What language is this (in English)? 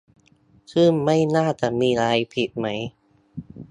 Thai